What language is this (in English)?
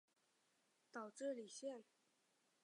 Chinese